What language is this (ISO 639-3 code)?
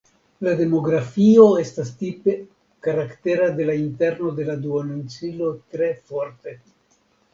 epo